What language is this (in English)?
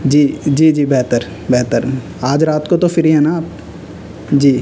Urdu